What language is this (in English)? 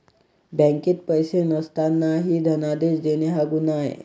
Marathi